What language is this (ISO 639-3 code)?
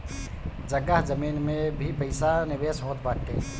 bho